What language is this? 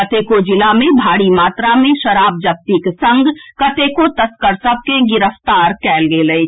Maithili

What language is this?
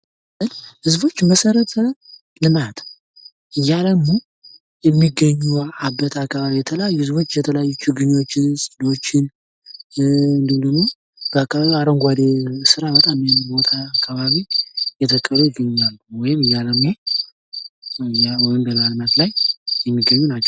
Amharic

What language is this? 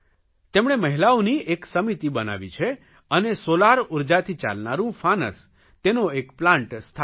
Gujarati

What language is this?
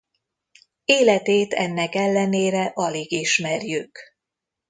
Hungarian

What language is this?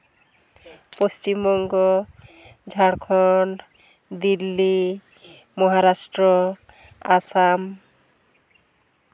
Santali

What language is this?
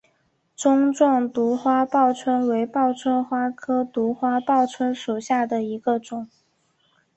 Chinese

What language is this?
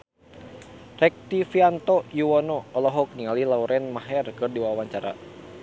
Sundanese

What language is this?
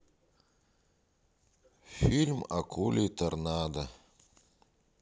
Russian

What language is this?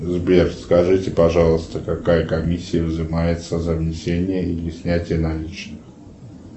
Russian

